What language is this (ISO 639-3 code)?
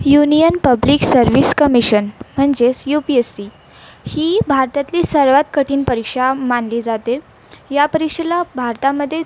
mar